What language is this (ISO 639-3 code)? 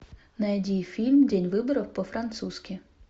rus